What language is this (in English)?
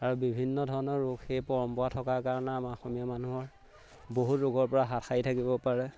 Assamese